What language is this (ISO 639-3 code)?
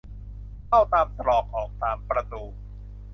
tha